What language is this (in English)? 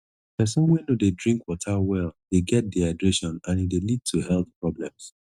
Nigerian Pidgin